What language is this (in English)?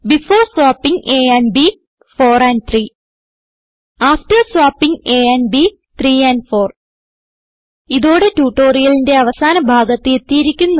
Malayalam